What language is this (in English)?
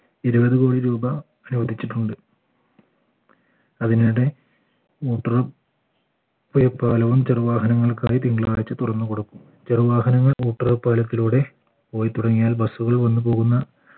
Malayalam